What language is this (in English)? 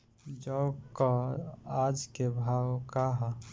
Bhojpuri